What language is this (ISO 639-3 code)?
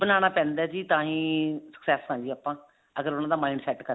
pan